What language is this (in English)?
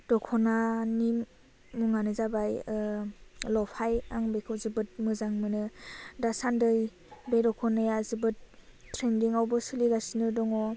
Bodo